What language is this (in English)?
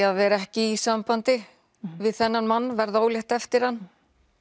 Icelandic